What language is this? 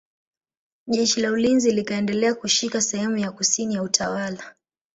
Swahili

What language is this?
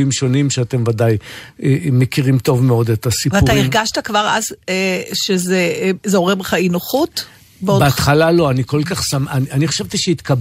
Hebrew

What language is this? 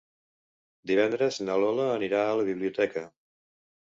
Catalan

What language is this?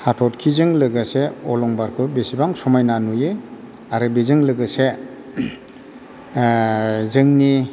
Bodo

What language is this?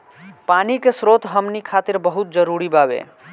Bhojpuri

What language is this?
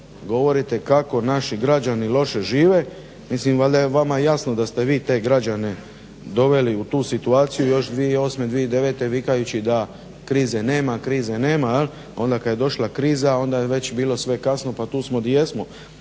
Croatian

